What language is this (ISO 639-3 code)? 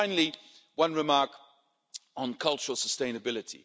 eng